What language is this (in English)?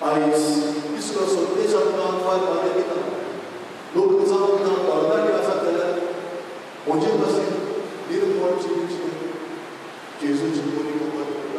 Marathi